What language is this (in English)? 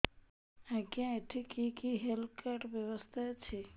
Odia